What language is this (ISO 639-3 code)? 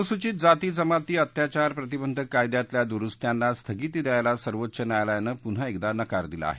mar